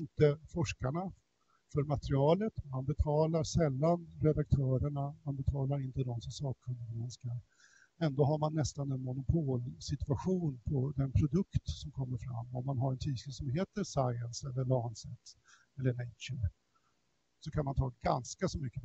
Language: Swedish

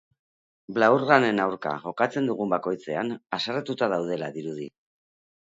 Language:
Basque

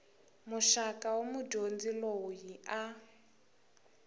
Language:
Tsonga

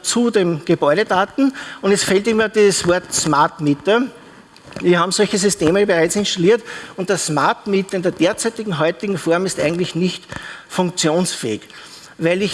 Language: German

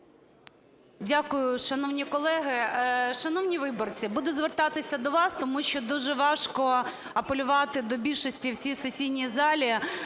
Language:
Ukrainian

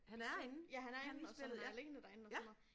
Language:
Danish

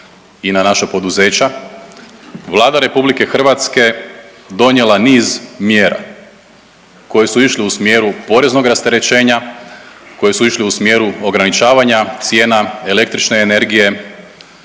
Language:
Croatian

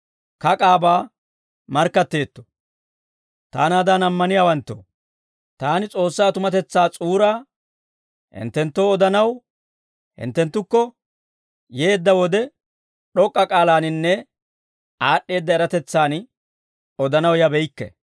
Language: Dawro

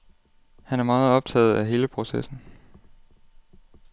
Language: Danish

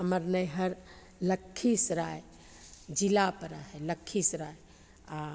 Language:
Maithili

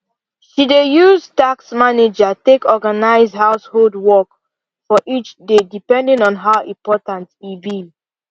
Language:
Nigerian Pidgin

